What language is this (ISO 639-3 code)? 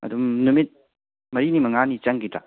mni